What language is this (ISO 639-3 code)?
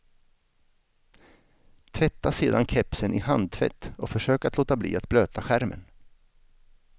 swe